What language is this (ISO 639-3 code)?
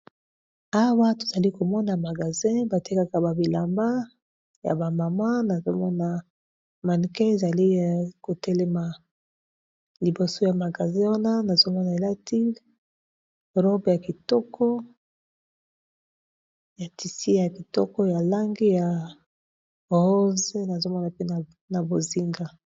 lin